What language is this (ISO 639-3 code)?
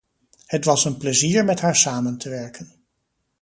nld